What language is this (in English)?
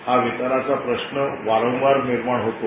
Marathi